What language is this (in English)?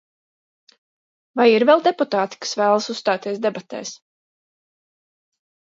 Latvian